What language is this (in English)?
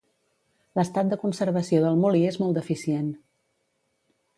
Catalan